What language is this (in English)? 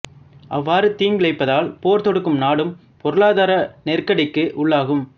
Tamil